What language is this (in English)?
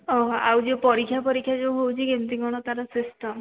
Odia